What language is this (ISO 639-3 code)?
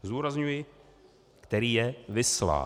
ces